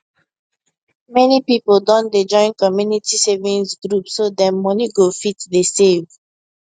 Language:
Nigerian Pidgin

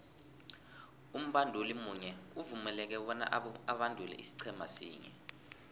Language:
South Ndebele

